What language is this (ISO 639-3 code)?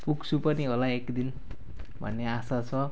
nep